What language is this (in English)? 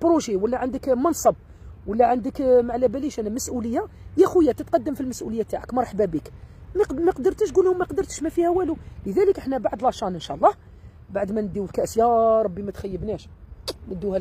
Arabic